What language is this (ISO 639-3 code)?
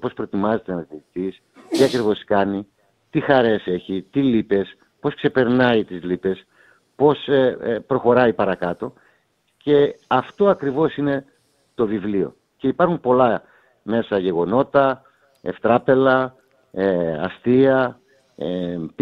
ell